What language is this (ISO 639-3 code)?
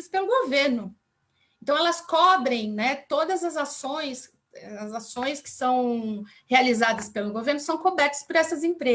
por